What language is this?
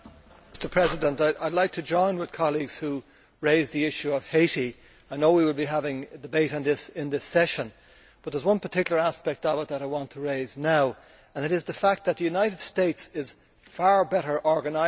English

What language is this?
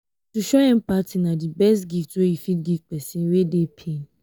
Nigerian Pidgin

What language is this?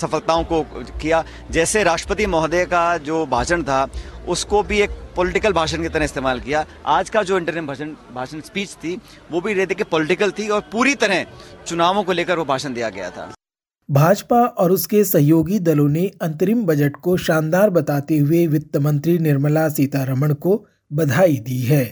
Hindi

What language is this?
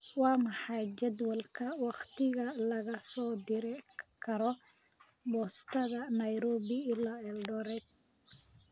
Somali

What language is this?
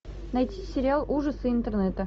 Russian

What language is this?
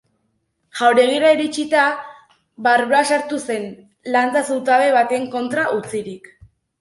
Basque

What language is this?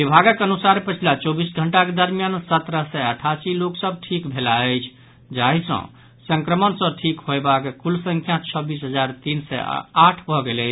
Maithili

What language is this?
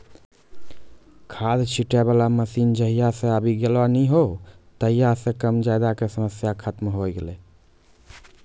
Maithili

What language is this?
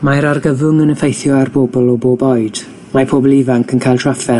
Welsh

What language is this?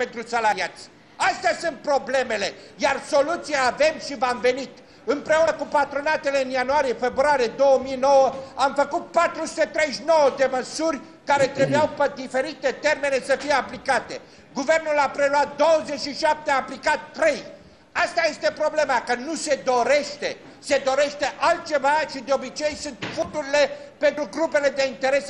Romanian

